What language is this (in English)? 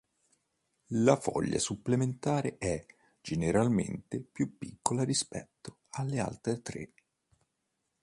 Italian